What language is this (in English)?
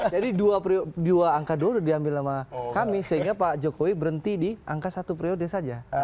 Indonesian